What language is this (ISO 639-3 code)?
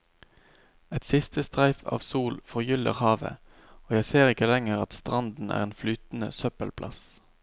nor